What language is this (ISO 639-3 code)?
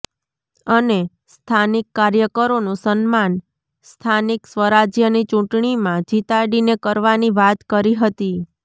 guj